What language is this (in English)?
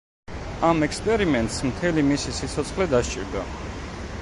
Georgian